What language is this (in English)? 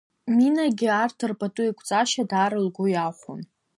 Abkhazian